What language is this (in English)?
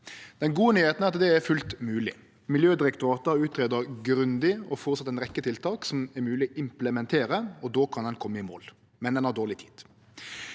Norwegian